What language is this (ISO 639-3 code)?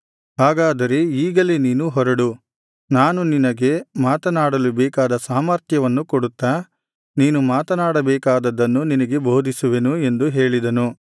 kan